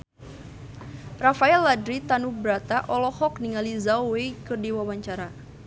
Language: Sundanese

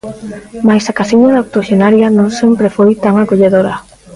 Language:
Galician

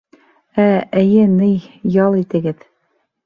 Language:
Bashkir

